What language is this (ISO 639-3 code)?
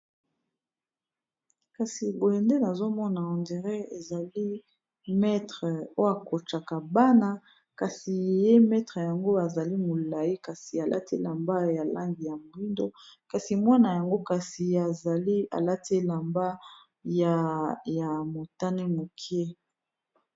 lin